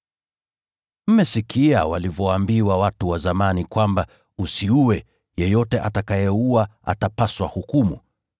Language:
Swahili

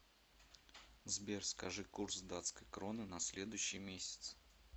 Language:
Russian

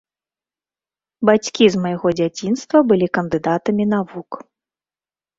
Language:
Belarusian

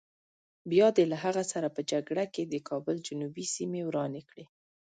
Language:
Pashto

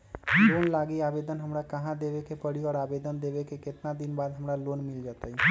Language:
Magahi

